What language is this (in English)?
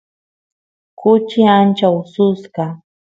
Santiago del Estero Quichua